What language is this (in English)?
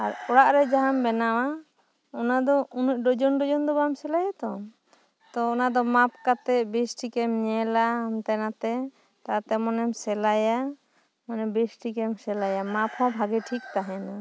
Santali